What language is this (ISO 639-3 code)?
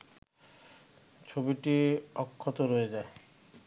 ben